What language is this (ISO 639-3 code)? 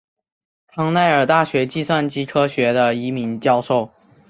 zho